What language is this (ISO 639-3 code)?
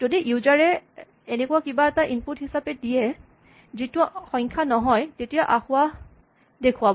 asm